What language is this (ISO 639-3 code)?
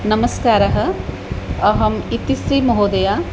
san